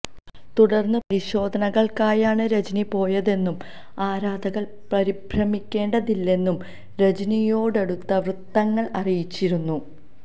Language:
Malayalam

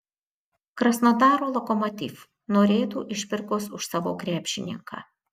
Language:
Lithuanian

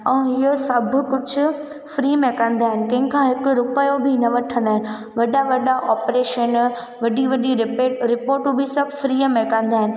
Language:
Sindhi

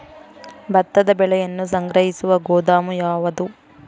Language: Kannada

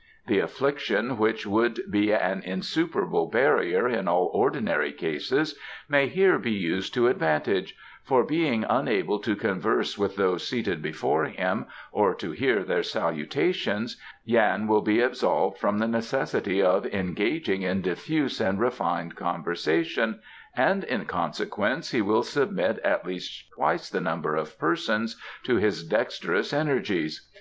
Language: English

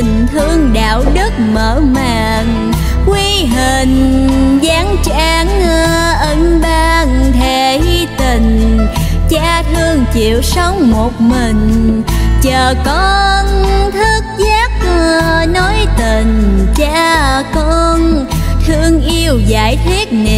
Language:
Vietnamese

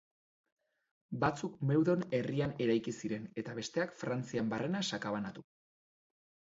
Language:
Basque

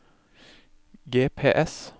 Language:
Norwegian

